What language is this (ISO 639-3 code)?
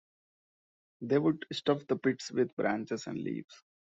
eng